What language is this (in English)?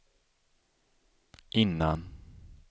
Swedish